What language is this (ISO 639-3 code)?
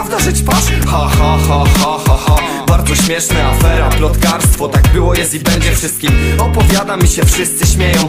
pol